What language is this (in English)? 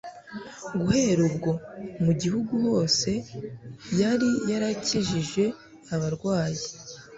Kinyarwanda